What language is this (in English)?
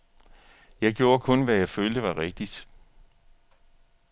Danish